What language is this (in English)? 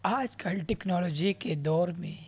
Urdu